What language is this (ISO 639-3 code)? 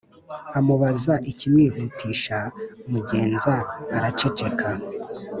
kin